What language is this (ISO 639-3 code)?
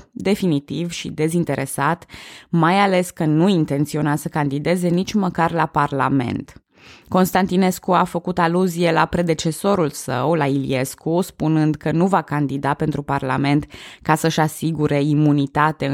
ron